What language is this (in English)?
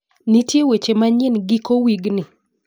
Luo (Kenya and Tanzania)